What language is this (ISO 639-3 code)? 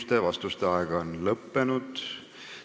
est